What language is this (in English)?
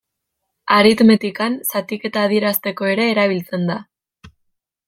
Basque